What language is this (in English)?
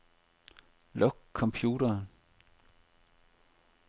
Danish